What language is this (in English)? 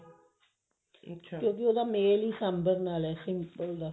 Punjabi